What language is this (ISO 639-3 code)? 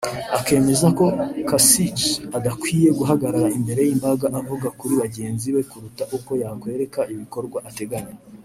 kin